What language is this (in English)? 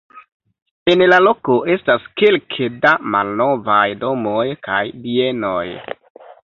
Esperanto